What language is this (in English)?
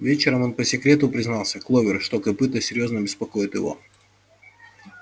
Russian